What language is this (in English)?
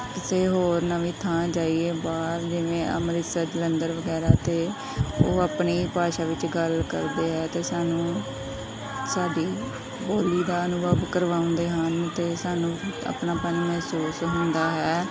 Punjabi